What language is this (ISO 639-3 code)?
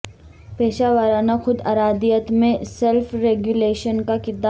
urd